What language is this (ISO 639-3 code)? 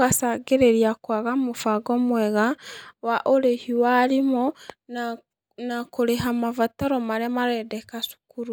kik